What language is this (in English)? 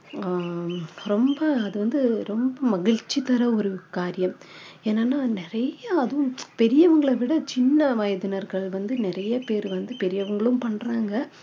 Tamil